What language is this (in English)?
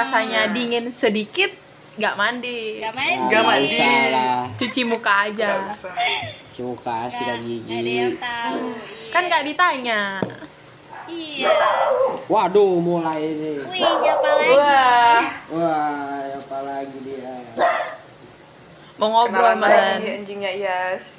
Indonesian